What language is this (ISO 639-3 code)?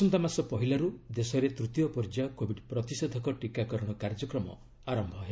ori